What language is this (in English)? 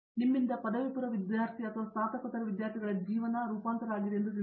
Kannada